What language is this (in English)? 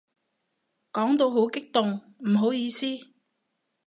Cantonese